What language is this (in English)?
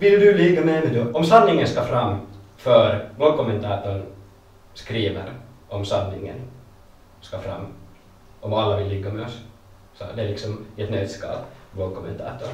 Swedish